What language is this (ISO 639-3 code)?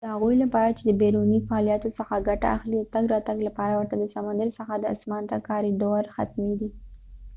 pus